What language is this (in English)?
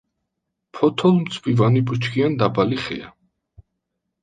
Georgian